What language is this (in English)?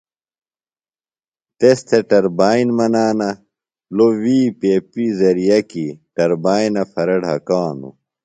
Phalura